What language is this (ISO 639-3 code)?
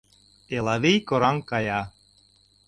chm